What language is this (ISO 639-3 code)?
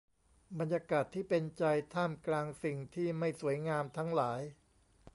tha